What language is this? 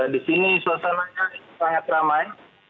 Indonesian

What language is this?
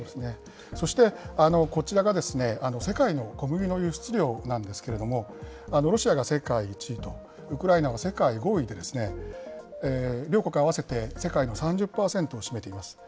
Japanese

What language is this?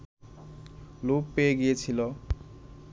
Bangla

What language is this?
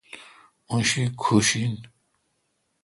Kalkoti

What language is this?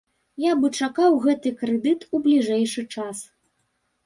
Belarusian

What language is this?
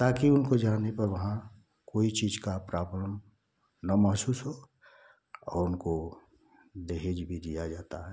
Hindi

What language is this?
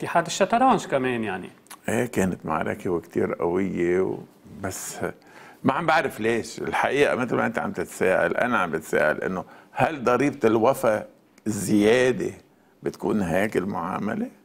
Arabic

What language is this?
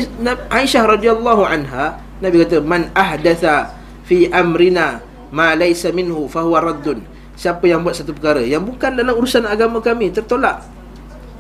Malay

